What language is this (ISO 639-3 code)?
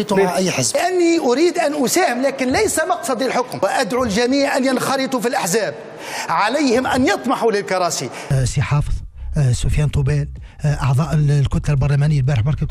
ara